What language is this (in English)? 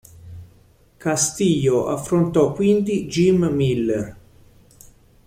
Italian